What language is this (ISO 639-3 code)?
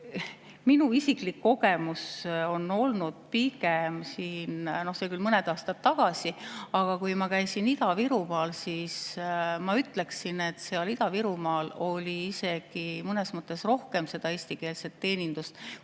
est